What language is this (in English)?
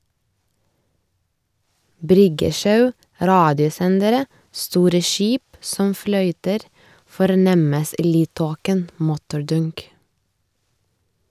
Norwegian